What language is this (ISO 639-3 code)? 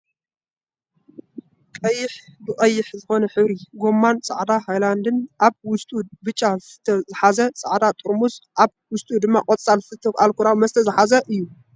tir